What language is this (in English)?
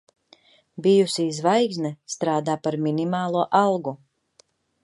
Latvian